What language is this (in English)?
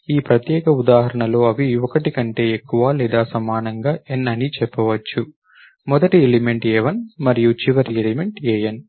Telugu